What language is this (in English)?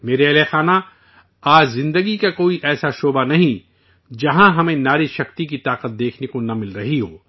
Urdu